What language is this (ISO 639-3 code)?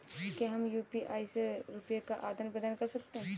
hin